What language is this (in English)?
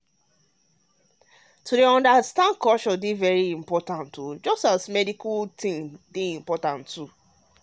Nigerian Pidgin